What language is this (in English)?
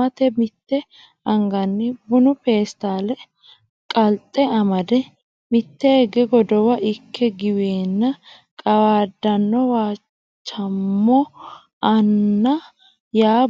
Sidamo